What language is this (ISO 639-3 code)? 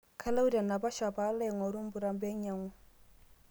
mas